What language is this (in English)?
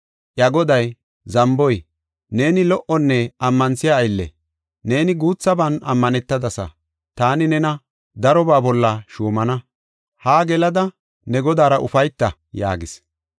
Gofa